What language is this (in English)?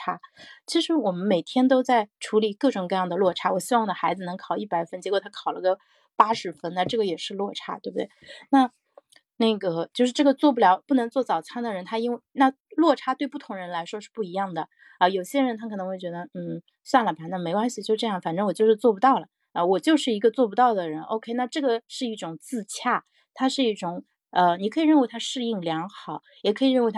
Chinese